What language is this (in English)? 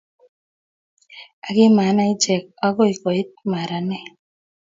Kalenjin